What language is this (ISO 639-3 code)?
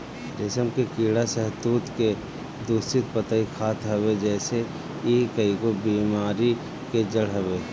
bho